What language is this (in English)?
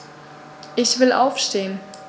German